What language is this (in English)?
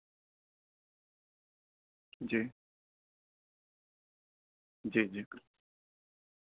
Urdu